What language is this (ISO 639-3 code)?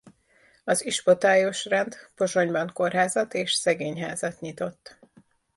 hun